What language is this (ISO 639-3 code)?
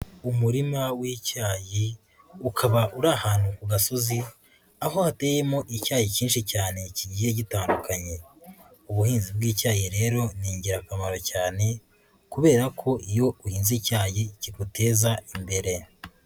kin